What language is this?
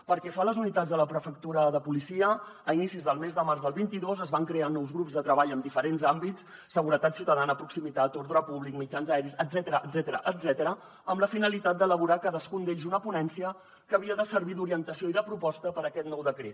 Catalan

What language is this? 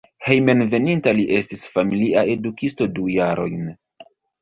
Esperanto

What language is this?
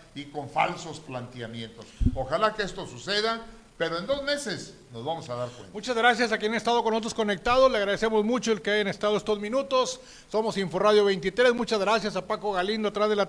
Spanish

